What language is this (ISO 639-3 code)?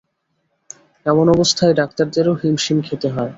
ben